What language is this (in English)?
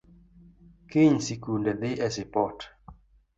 Luo (Kenya and Tanzania)